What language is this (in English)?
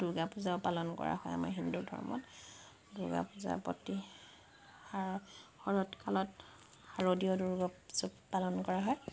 Assamese